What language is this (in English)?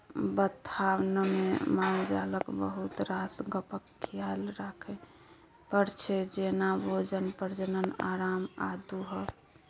Maithili